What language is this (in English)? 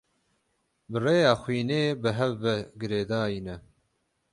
Kurdish